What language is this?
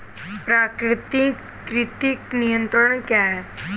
Hindi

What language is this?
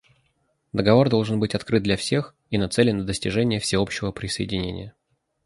Russian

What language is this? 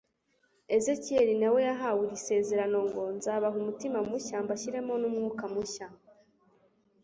Kinyarwanda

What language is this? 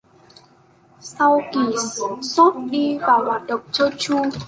Vietnamese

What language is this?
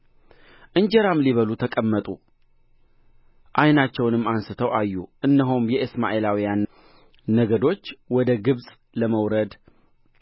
Amharic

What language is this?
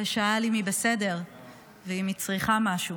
Hebrew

